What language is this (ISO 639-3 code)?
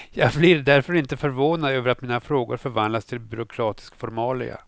swe